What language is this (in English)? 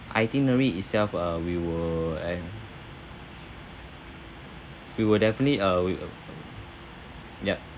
English